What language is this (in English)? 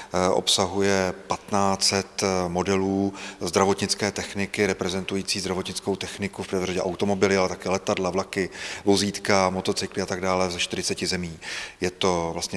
Czech